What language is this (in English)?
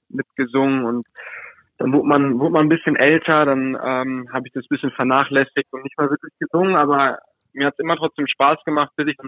German